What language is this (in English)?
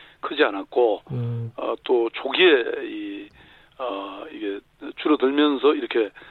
Korean